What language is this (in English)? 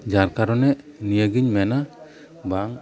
Santali